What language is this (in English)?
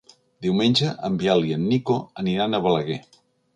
Catalan